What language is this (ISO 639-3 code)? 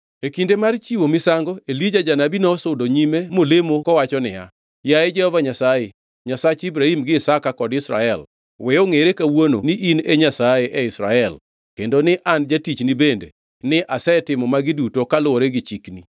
luo